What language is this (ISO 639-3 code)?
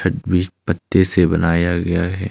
hin